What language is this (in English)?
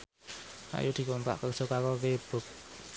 Javanese